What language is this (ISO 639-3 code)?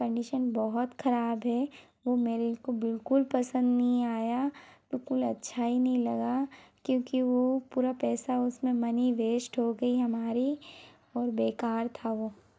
hin